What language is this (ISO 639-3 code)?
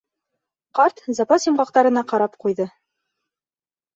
bak